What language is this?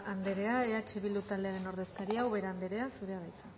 Basque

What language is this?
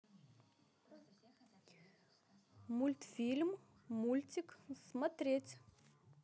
Russian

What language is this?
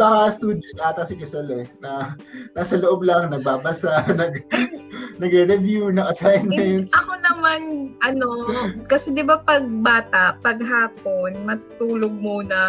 Filipino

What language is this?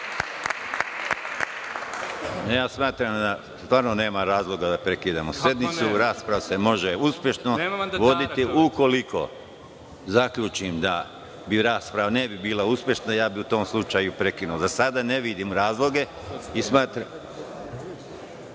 Serbian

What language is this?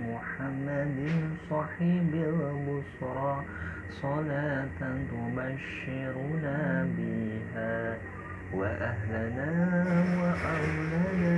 Indonesian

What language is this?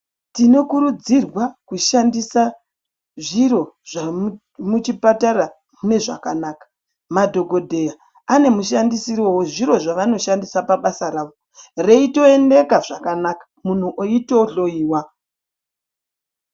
Ndau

